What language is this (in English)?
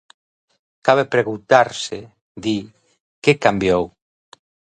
Galician